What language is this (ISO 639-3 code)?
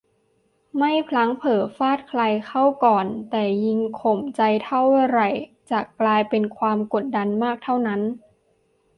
tha